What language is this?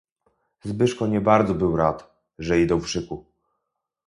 Polish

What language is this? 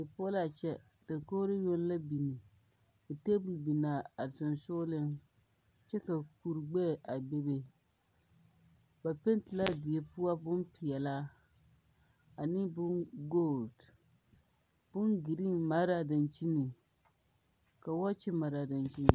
Southern Dagaare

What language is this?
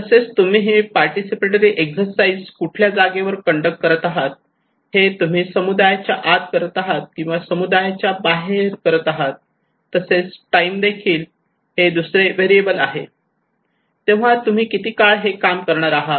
Marathi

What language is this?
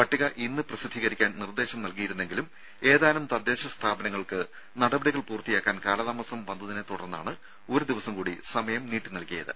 Malayalam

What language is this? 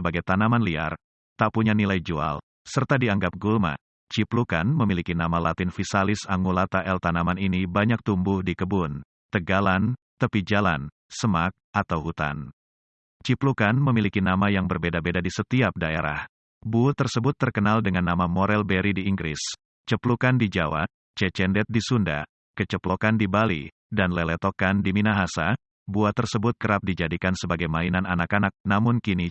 Indonesian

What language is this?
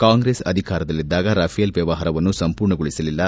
Kannada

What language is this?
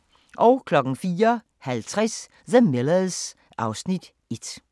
Danish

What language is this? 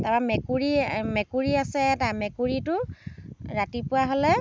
Assamese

